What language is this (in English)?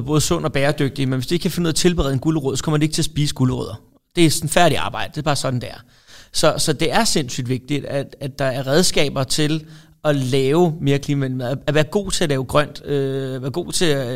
Danish